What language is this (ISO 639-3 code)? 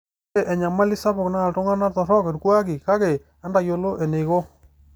mas